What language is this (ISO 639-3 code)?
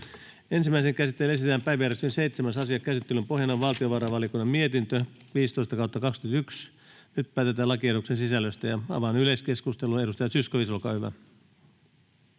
fin